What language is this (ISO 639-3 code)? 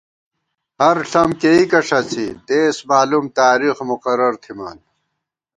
gwt